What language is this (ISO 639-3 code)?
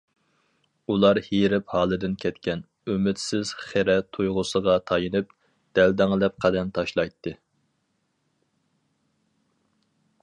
uig